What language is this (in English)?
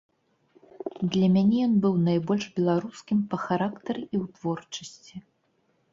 Belarusian